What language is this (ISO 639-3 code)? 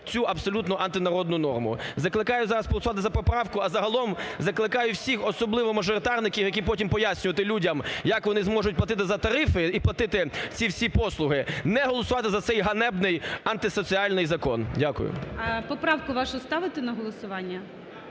ukr